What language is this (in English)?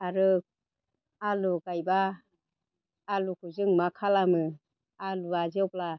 Bodo